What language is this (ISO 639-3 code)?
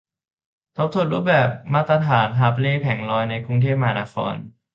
tha